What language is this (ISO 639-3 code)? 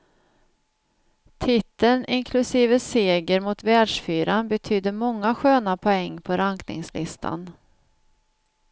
swe